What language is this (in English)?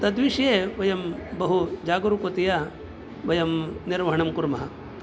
Sanskrit